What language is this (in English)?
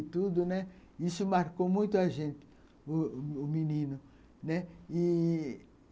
Portuguese